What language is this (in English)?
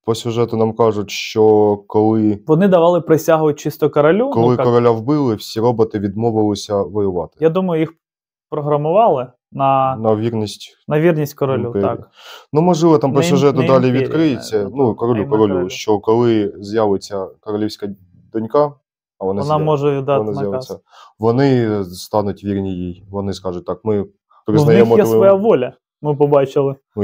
Ukrainian